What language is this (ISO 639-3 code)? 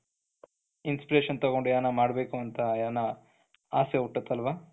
kan